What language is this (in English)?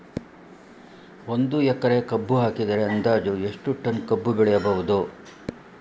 Kannada